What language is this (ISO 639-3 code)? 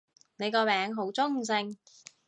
yue